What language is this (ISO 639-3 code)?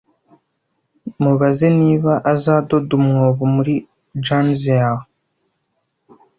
kin